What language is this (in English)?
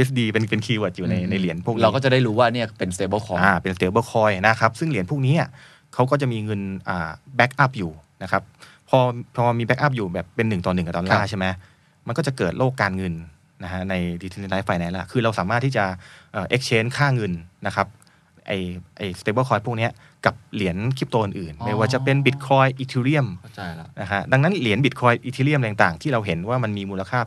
Thai